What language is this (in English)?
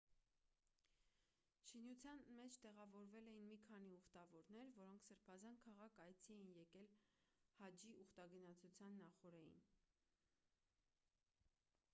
Armenian